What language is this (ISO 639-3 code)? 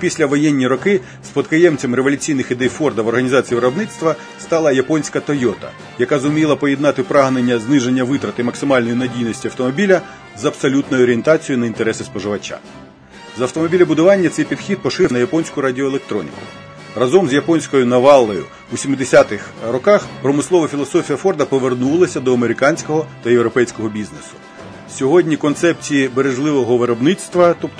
ukr